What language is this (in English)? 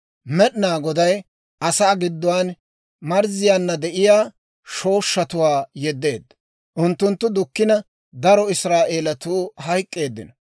Dawro